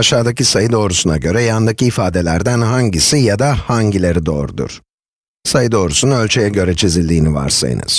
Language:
Turkish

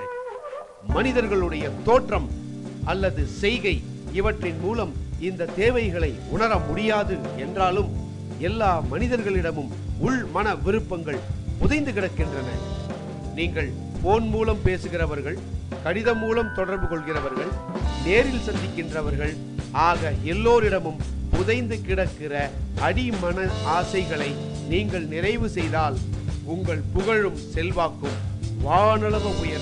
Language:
Tamil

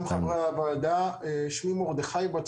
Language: Hebrew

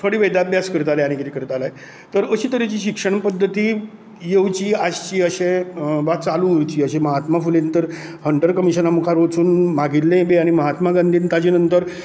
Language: Konkani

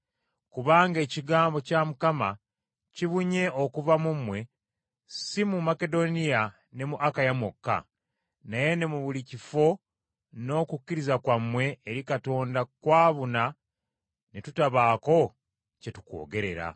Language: Ganda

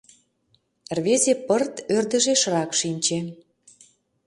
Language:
Mari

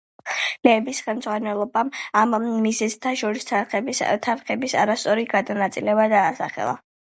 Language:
Georgian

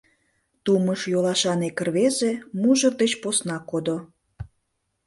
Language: Mari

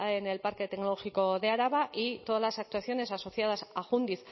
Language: Spanish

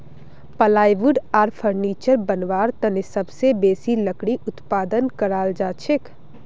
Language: Magahi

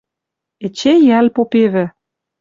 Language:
Western Mari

